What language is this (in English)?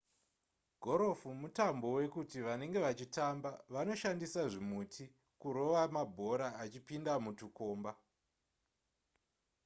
Shona